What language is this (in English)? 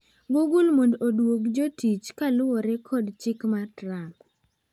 Luo (Kenya and Tanzania)